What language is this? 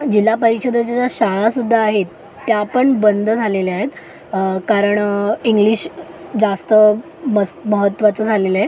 Marathi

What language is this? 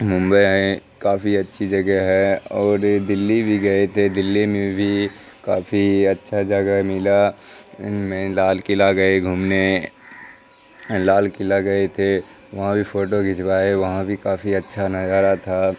Urdu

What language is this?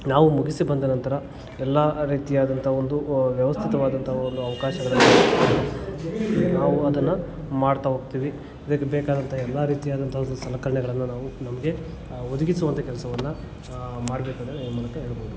Kannada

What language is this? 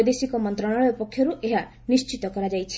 Odia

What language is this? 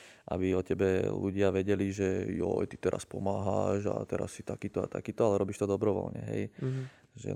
Slovak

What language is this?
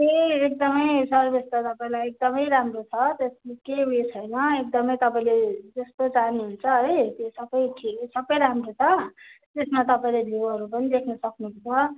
Nepali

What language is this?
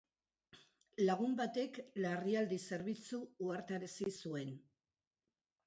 Basque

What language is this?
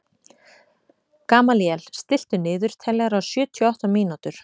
Icelandic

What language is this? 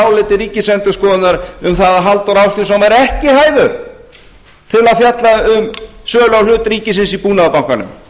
Icelandic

